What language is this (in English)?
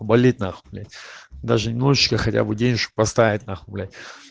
Russian